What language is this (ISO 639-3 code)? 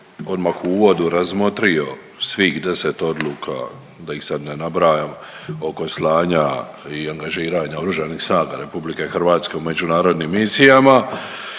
hrv